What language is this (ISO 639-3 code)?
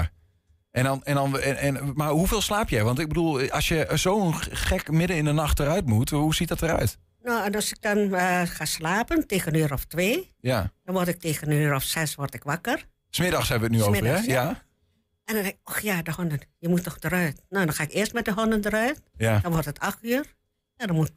nld